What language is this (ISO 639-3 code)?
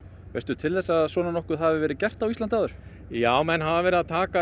isl